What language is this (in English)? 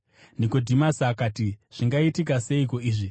Shona